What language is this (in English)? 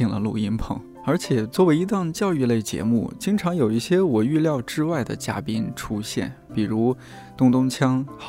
Chinese